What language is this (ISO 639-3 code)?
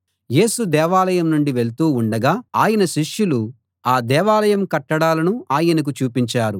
tel